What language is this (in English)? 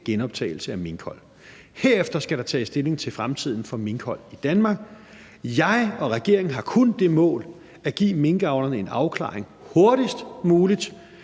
Danish